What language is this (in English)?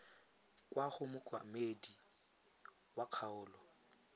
Tswana